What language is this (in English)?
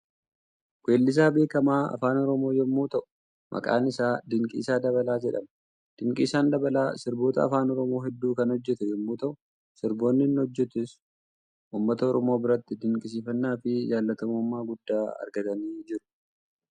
Oromo